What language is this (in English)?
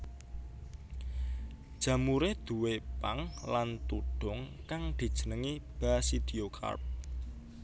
Javanese